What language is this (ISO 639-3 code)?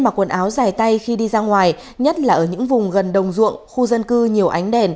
vie